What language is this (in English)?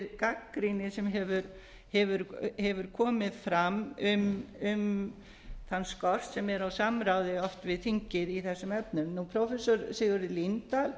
Icelandic